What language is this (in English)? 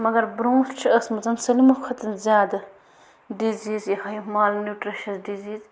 Kashmiri